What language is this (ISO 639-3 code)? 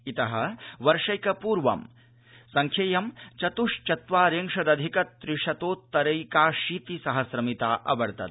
san